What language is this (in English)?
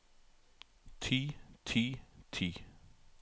Norwegian